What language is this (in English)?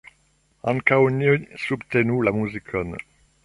Esperanto